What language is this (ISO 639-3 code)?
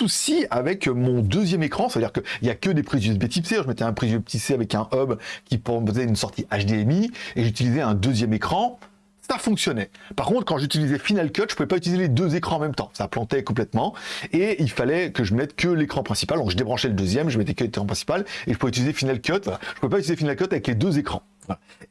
fra